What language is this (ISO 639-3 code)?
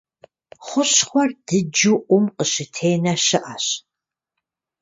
kbd